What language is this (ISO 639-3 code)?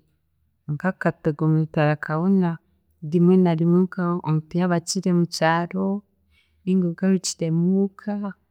cgg